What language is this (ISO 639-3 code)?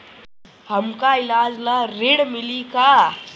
bho